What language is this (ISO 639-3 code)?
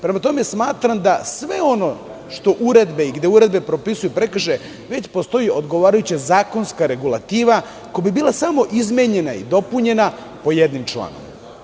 srp